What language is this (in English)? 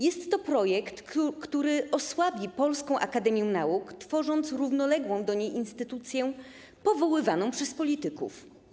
Polish